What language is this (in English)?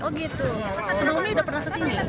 Indonesian